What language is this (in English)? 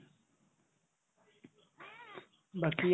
Assamese